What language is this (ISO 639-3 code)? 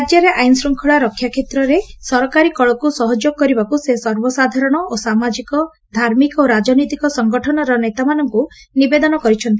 ori